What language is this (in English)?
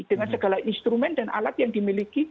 Indonesian